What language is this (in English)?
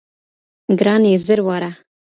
Pashto